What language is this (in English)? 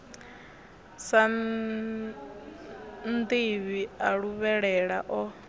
Venda